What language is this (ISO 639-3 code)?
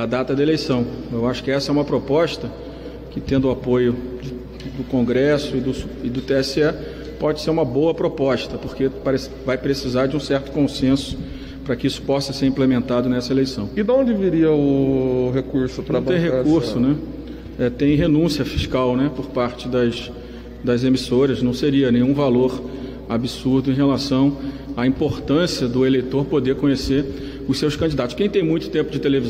por